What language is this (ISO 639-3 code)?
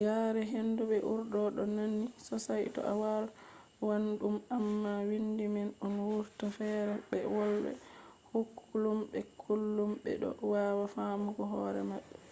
ful